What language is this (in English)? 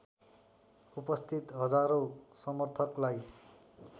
Nepali